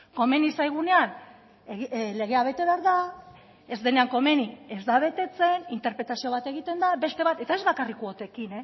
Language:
Basque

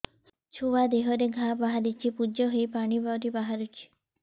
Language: Odia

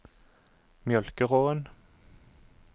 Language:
Norwegian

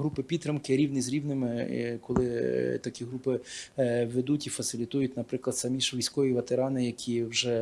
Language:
Ukrainian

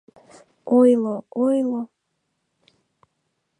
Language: Mari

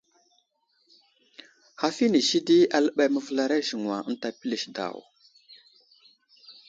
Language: Wuzlam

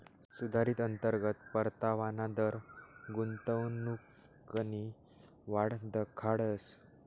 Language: Marathi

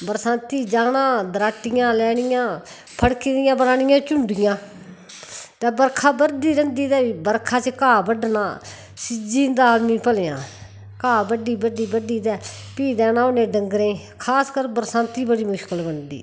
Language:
Dogri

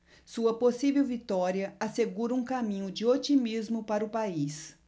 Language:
Portuguese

